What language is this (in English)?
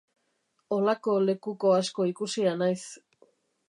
Basque